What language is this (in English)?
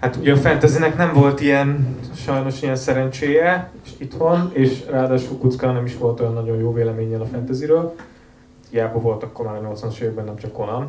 Hungarian